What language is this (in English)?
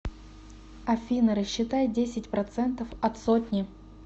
Russian